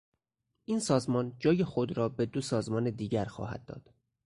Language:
Persian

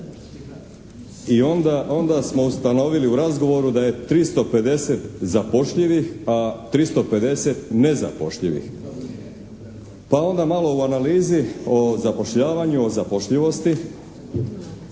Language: Croatian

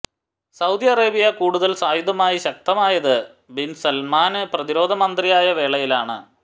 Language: Malayalam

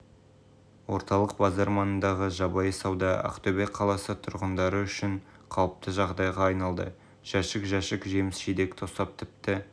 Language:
Kazakh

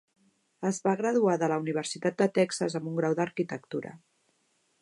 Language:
Catalan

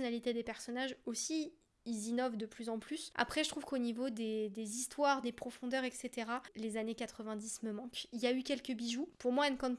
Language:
French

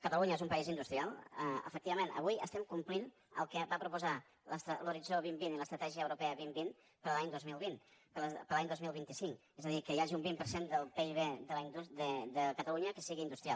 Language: Catalan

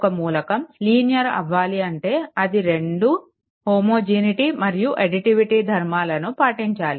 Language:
Telugu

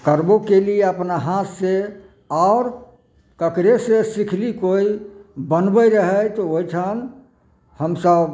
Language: Maithili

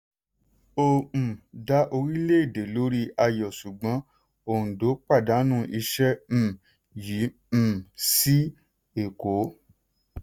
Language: Yoruba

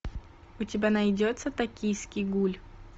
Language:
Russian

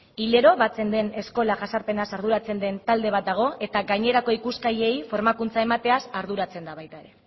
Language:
Basque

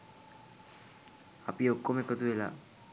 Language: Sinhala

